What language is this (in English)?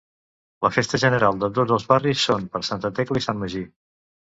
Catalan